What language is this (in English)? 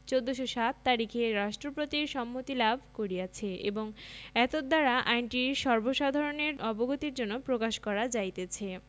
Bangla